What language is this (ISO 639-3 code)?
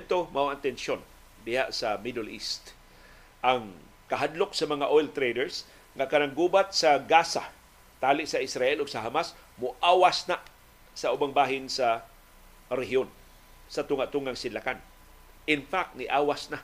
fil